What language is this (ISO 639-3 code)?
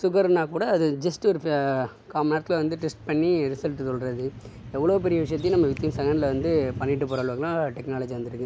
tam